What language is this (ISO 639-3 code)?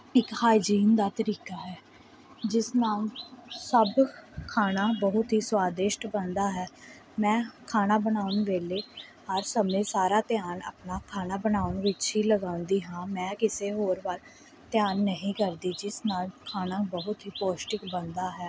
pan